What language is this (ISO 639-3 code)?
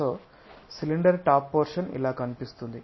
tel